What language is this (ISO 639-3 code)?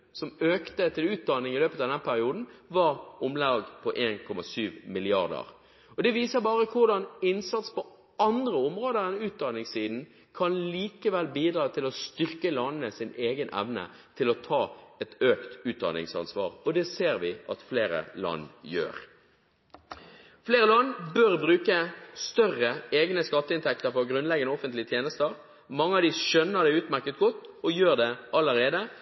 nob